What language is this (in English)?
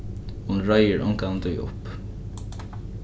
Faroese